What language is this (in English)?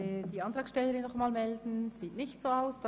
Swiss German